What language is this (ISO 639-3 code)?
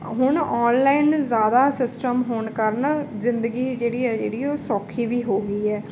pan